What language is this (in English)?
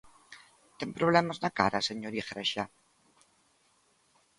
Galician